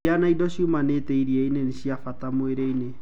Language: Kikuyu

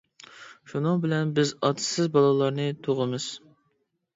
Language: Uyghur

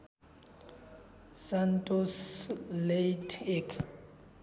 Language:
Nepali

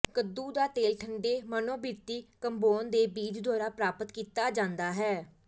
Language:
Punjabi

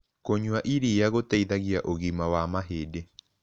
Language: Kikuyu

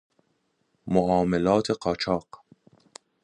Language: Persian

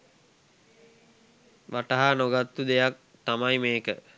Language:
Sinhala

